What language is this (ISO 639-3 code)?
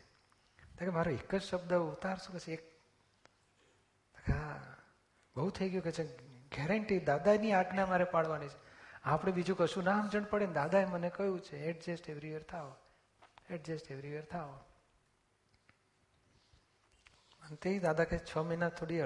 guj